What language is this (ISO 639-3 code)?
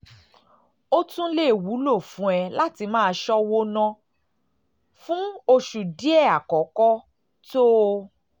yor